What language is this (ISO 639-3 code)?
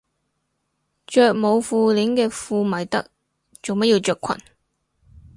yue